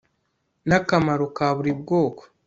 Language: Kinyarwanda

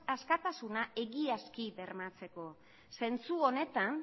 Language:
Basque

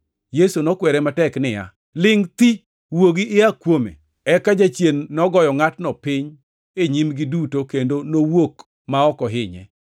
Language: Luo (Kenya and Tanzania)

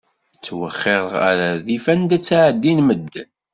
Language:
Kabyle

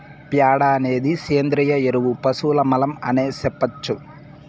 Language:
Telugu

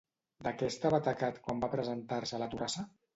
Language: Catalan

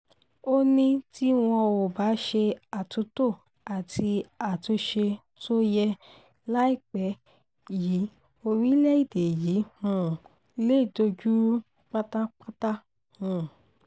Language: Yoruba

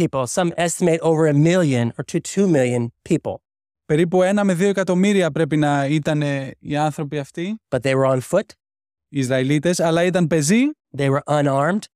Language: Greek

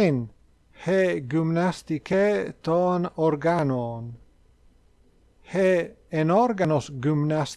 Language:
Greek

